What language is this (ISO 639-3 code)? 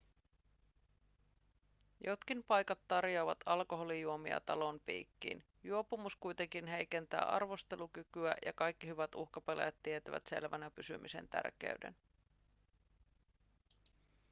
fin